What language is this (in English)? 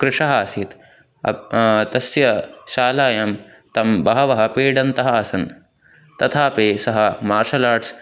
Sanskrit